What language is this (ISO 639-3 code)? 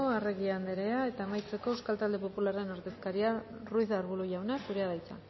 eus